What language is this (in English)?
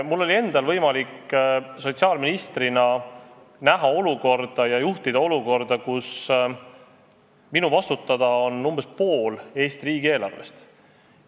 Estonian